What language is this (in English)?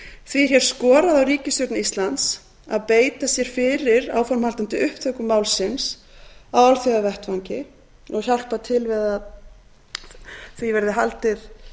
Icelandic